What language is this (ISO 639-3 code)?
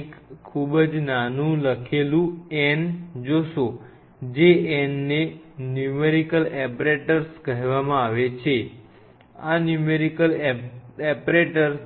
guj